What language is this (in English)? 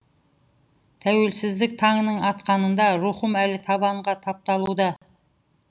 Kazakh